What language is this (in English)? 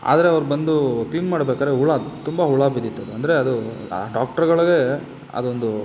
Kannada